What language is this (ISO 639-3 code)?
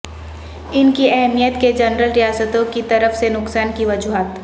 urd